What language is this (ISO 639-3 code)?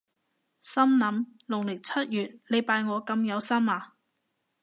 yue